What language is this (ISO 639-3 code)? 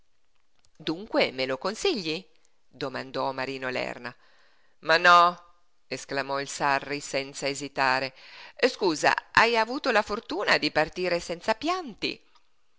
ita